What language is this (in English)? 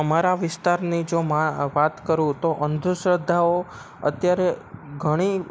Gujarati